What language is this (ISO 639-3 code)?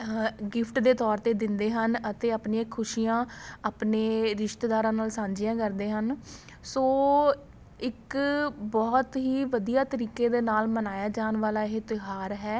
pan